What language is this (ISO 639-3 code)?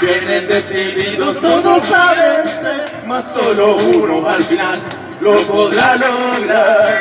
spa